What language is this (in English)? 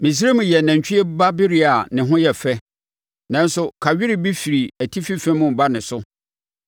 Akan